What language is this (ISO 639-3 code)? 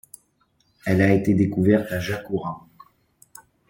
fra